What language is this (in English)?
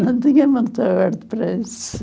Portuguese